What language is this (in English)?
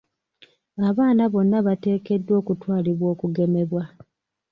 Ganda